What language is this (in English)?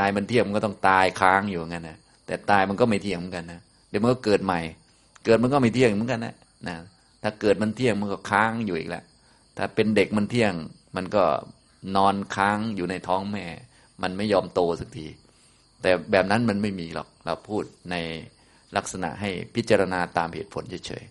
Thai